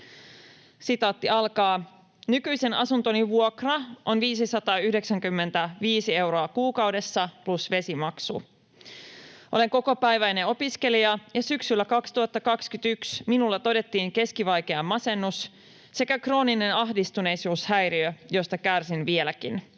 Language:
Finnish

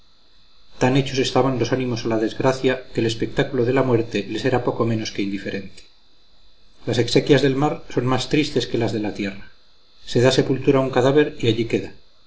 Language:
Spanish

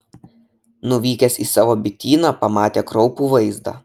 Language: Lithuanian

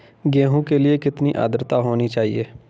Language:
Hindi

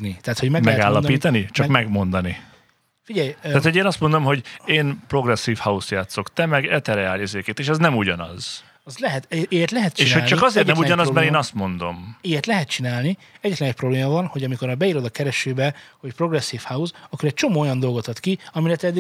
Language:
Hungarian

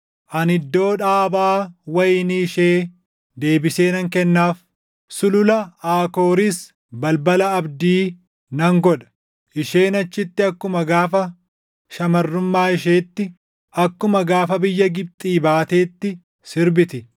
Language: Oromo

